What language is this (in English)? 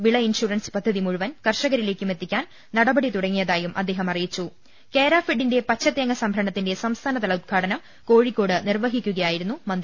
Malayalam